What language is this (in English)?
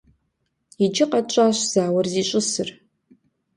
Kabardian